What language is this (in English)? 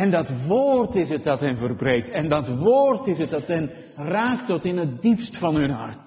Dutch